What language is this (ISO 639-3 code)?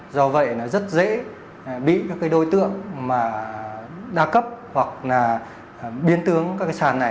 vie